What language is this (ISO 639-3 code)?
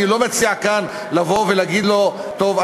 heb